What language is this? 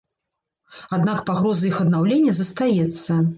Belarusian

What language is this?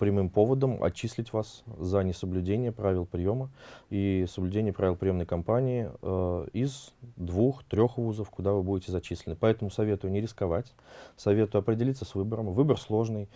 Russian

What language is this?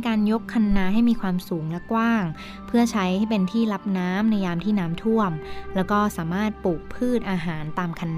Thai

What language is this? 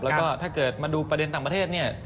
Thai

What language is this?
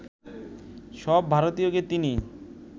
Bangla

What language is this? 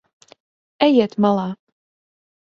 Latvian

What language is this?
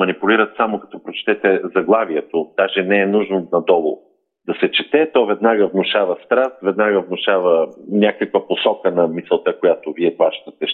Bulgarian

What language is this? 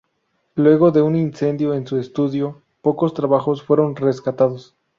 Spanish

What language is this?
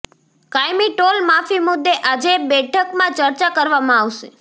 Gujarati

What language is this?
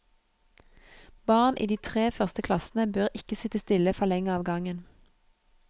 Norwegian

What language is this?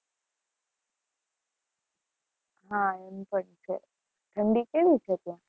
Gujarati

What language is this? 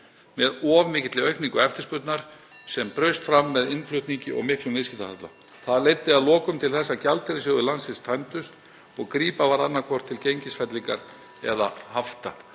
Icelandic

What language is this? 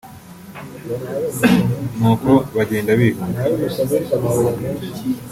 Kinyarwanda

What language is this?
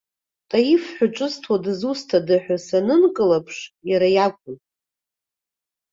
Abkhazian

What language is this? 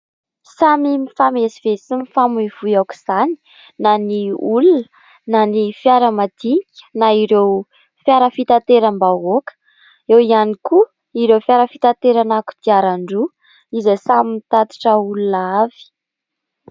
Malagasy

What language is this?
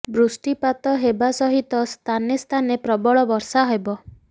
Odia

